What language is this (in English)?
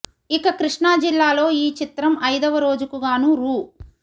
Telugu